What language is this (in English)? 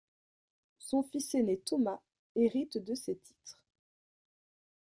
French